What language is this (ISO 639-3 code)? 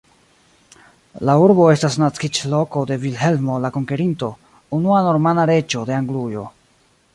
epo